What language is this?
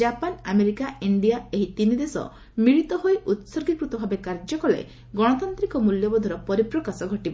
Odia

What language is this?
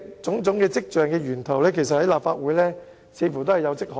Cantonese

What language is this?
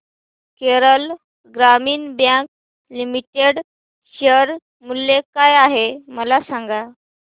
Marathi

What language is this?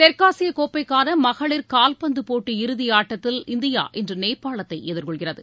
Tamil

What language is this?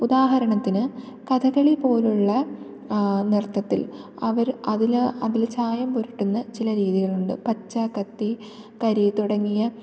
Malayalam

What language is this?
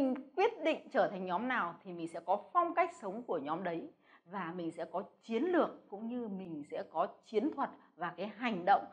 Vietnamese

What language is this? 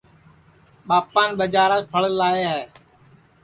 Sansi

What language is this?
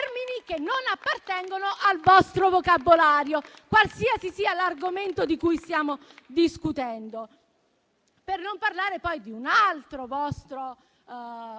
Italian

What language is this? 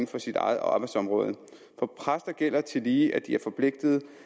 Danish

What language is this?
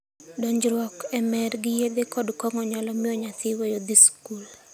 Luo (Kenya and Tanzania)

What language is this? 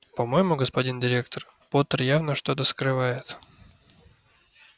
Russian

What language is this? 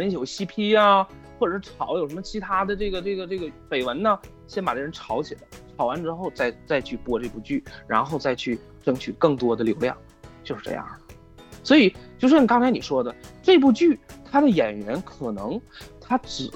Chinese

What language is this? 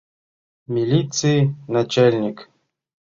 Mari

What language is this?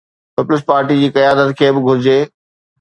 Sindhi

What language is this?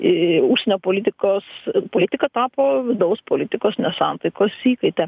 Lithuanian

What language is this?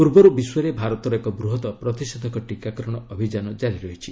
Odia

